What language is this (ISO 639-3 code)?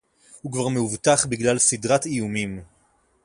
heb